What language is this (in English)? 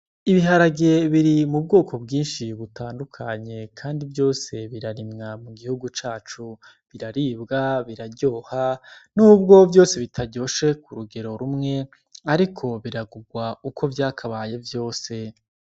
Rundi